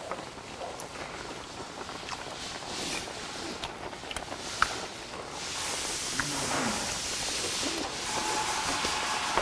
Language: Korean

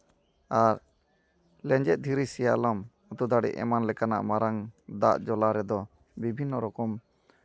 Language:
Santali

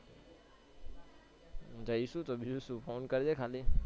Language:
Gujarati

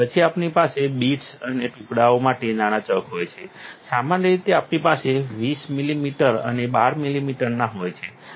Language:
Gujarati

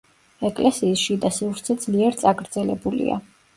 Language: Georgian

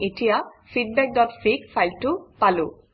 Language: Assamese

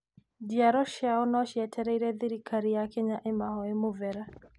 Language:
Kikuyu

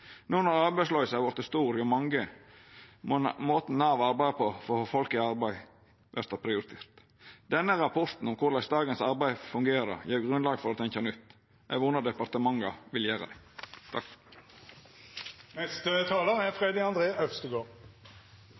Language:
Norwegian Nynorsk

